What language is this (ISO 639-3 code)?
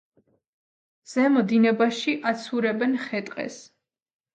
kat